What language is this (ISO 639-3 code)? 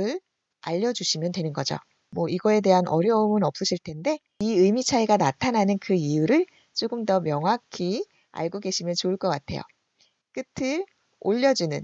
kor